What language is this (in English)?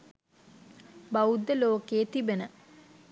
Sinhala